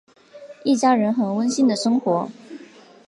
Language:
Chinese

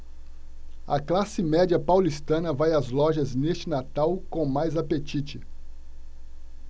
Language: Portuguese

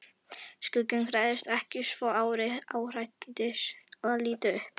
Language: Icelandic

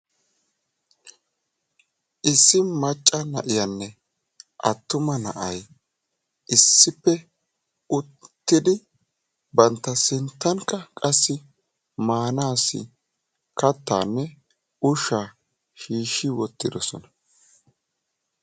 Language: Wolaytta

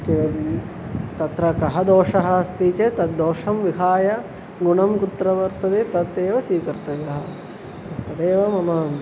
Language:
Sanskrit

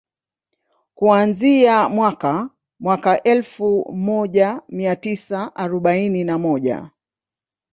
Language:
Swahili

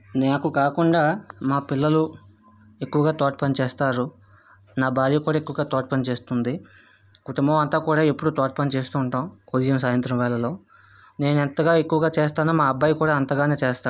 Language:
Telugu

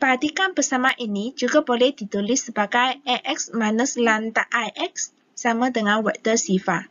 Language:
Malay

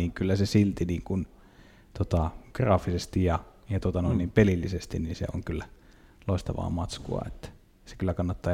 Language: Finnish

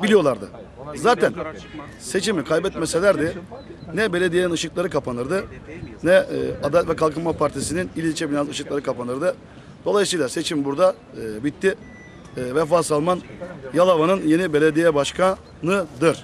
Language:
Turkish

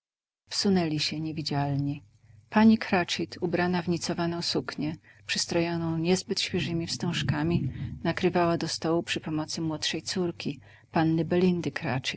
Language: Polish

